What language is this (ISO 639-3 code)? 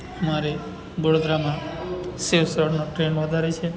guj